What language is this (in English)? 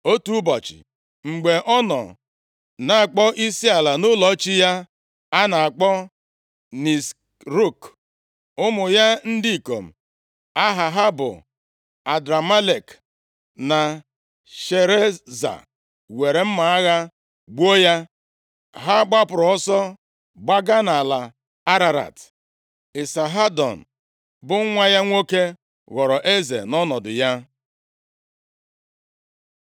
Igbo